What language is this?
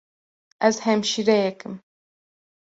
Kurdish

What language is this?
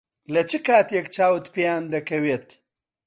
Central Kurdish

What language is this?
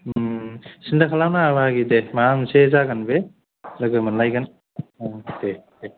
Bodo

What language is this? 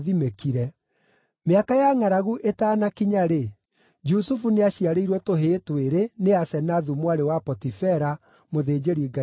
Kikuyu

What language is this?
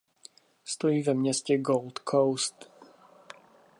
Czech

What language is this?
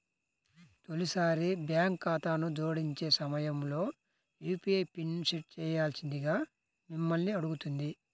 Telugu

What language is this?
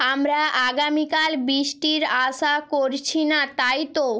Bangla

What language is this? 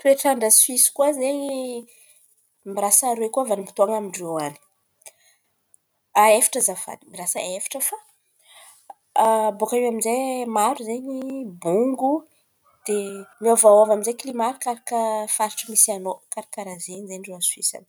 Antankarana Malagasy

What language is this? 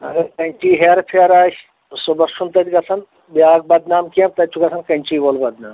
Kashmiri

